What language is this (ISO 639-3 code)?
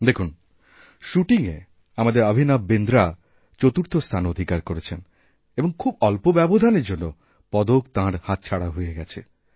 ben